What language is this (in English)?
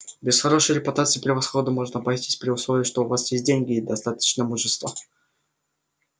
Russian